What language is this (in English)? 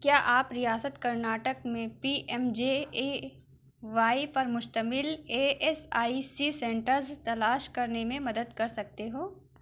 Urdu